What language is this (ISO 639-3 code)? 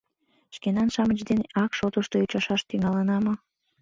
chm